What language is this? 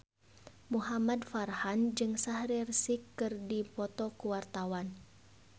Sundanese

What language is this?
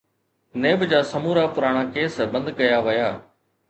Sindhi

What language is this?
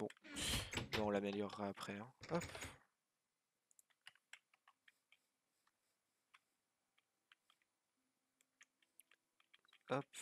French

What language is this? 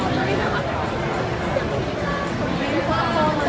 Thai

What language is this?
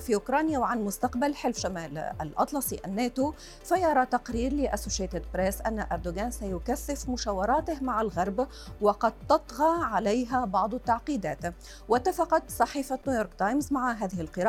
Arabic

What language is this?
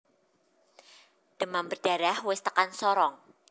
Javanese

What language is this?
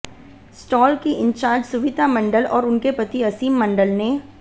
Hindi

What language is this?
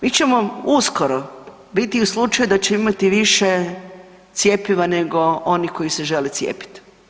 Croatian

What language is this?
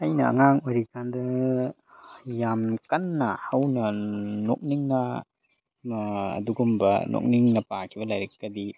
Manipuri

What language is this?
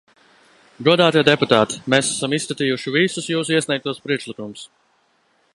Latvian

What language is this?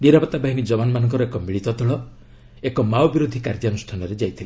Odia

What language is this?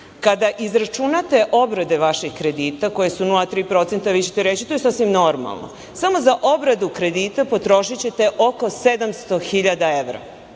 Serbian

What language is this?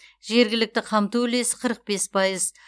Kazakh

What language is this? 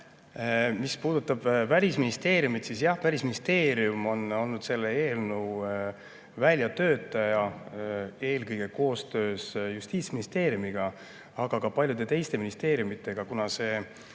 Estonian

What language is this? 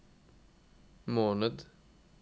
Norwegian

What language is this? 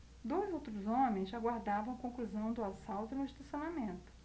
Portuguese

